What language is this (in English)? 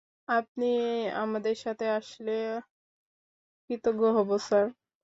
Bangla